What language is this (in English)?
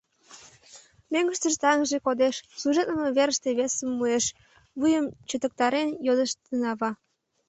Mari